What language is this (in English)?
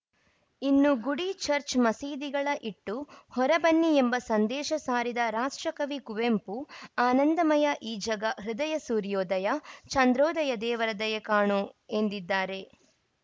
Kannada